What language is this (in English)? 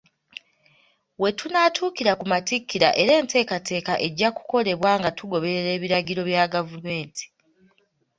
Ganda